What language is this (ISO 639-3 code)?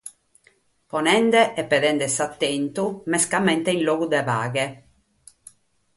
srd